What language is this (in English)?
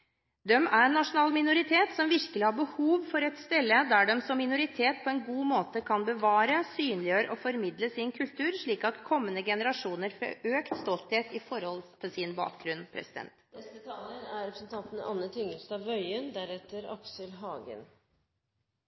Norwegian Bokmål